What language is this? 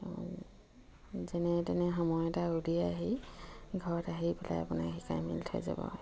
Assamese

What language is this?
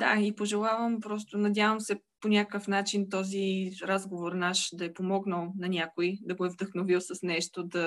Bulgarian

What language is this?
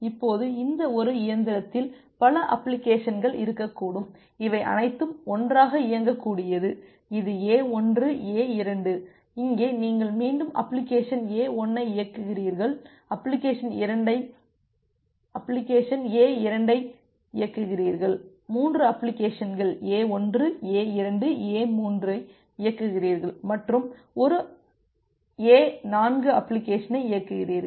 Tamil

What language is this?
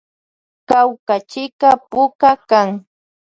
Loja Highland Quichua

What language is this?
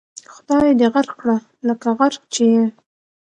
Pashto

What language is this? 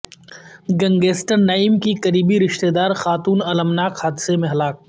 Urdu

